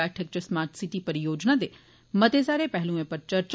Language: Dogri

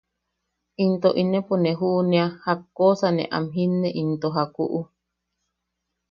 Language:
Yaqui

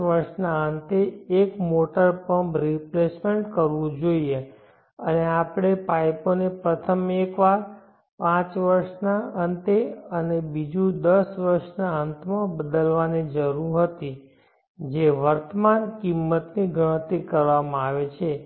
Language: Gujarati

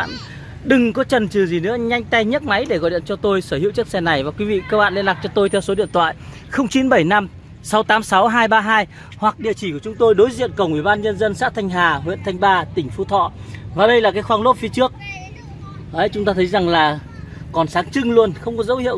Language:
Vietnamese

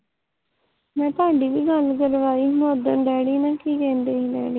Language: Punjabi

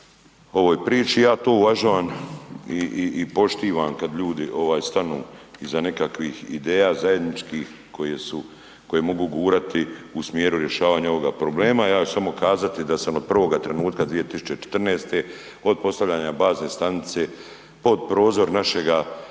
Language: Croatian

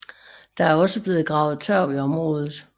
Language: Danish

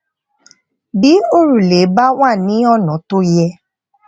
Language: Yoruba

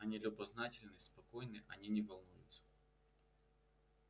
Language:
Russian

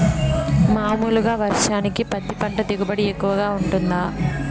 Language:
Telugu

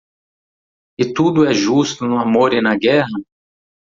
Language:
Portuguese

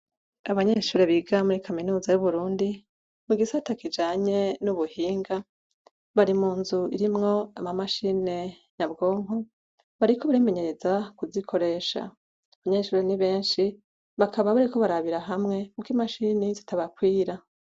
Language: Rundi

